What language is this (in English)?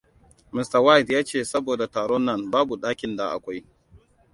Hausa